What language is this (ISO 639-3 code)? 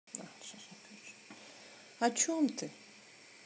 rus